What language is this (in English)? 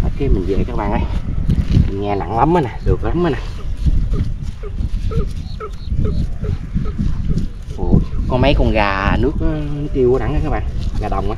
Vietnamese